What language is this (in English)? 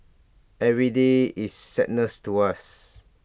English